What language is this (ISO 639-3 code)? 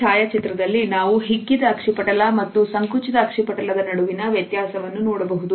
kan